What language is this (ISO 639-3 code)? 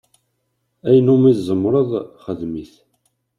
kab